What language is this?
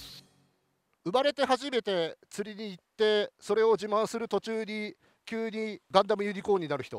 Japanese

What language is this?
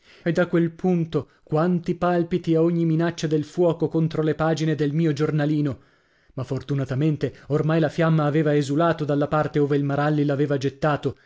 Italian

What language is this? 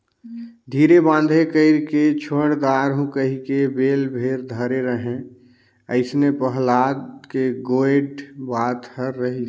Chhattisgarhi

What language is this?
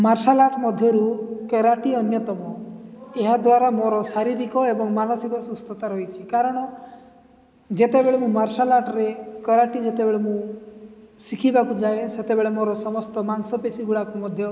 Odia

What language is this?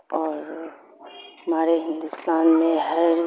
Urdu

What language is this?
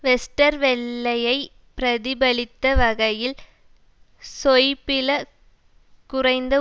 Tamil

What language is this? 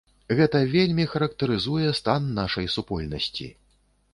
Belarusian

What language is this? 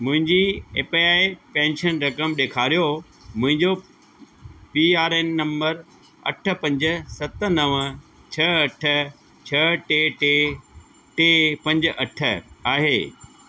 Sindhi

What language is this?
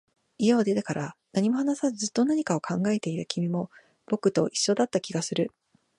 Japanese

